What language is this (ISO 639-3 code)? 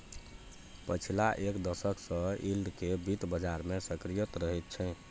mai